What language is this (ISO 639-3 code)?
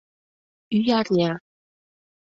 chm